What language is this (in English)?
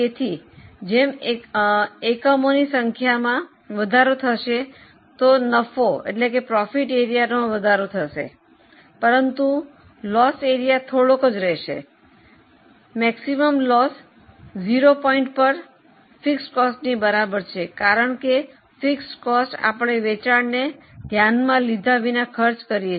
Gujarati